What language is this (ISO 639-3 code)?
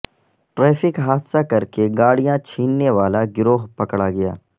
urd